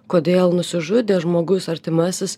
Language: Lithuanian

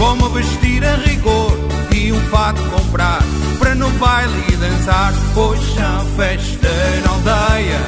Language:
Portuguese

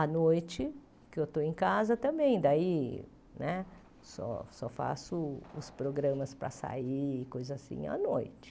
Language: Portuguese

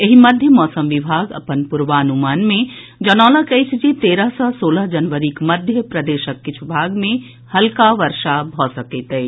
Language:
Maithili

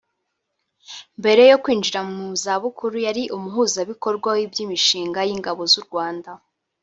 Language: Kinyarwanda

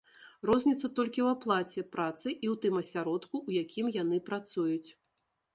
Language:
Belarusian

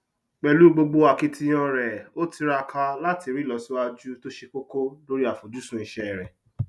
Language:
Yoruba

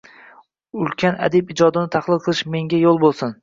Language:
Uzbek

